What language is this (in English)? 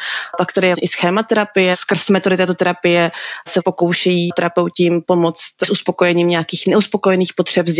Czech